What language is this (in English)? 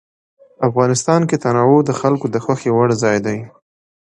Pashto